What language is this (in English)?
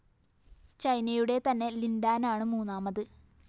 Malayalam